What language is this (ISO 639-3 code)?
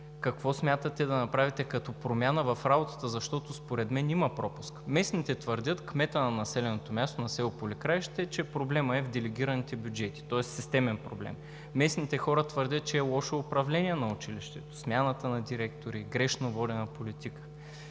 bul